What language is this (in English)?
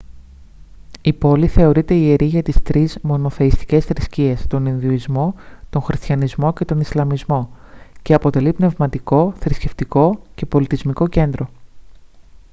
Greek